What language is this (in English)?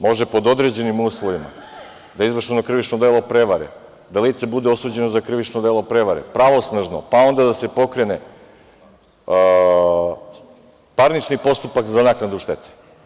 Serbian